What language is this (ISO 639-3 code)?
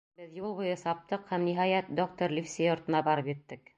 bak